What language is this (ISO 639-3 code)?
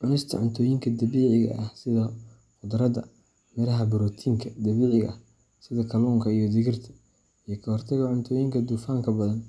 som